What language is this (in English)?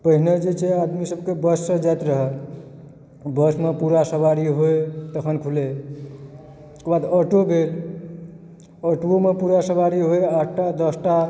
Maithili